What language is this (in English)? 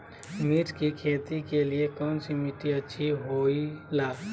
Magahi